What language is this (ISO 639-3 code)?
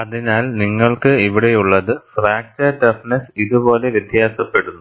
mal